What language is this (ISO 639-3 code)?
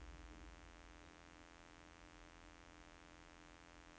nor